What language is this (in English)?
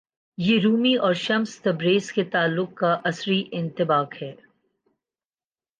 Urdu